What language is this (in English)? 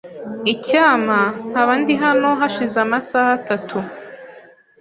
Kinyarwanda